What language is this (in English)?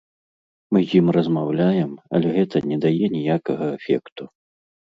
Belarusian